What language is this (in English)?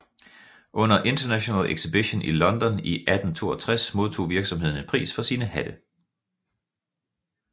Danish